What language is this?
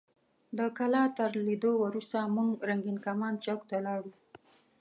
Pashto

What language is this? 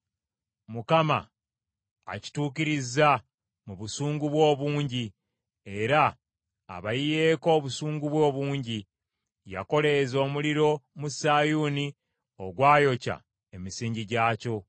Ganda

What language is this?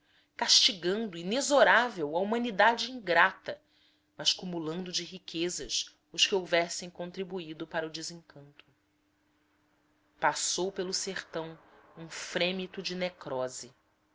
Portuguese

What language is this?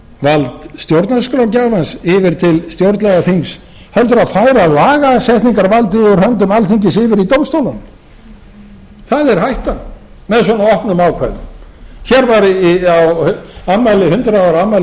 Icelandic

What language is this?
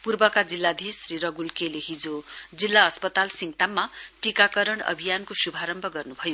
Nepali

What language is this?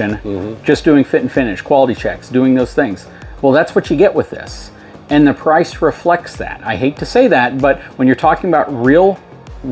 English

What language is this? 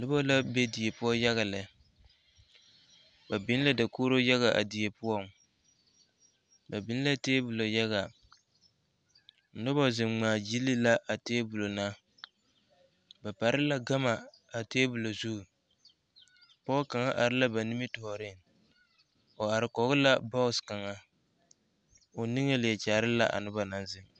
Southern Dagaare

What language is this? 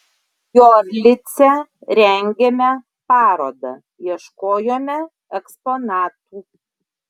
Lithuanian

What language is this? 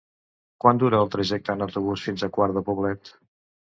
Catalan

